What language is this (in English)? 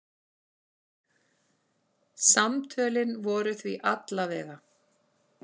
Icelandic